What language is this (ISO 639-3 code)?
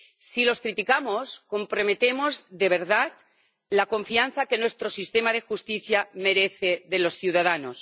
spa